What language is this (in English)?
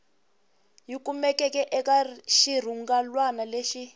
Tsonga